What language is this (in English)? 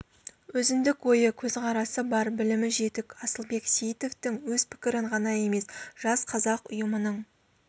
Kazakh